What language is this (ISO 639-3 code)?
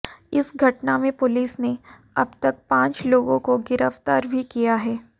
hin